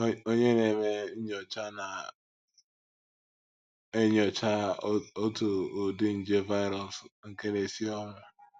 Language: Igbo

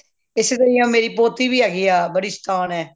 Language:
Punjabi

